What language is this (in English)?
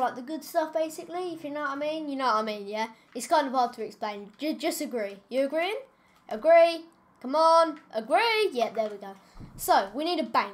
English